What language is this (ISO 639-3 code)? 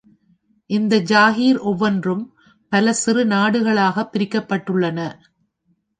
tam